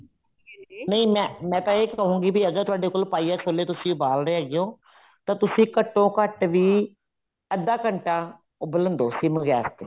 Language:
Punjabi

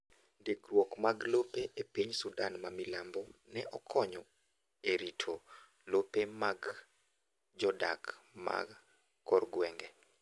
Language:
Luo (Kenya and Tanzania)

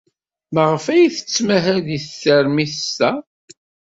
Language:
Kabyle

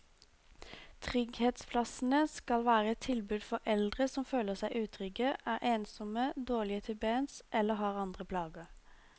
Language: Norwegian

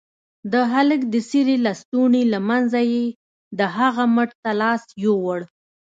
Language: Pashto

